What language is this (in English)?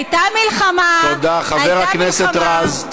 Hebrew